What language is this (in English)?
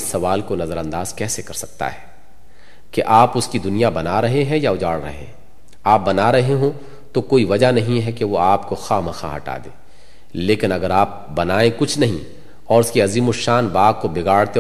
Urdu